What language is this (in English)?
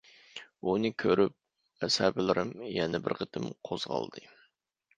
Uyghur